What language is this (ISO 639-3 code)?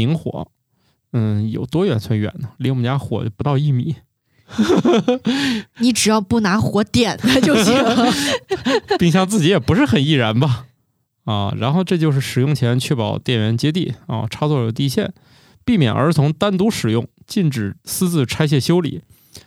zho